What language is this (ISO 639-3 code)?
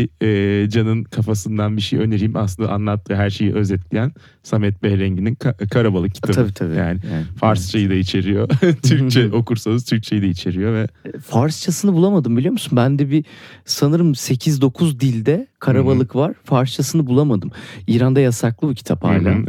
tur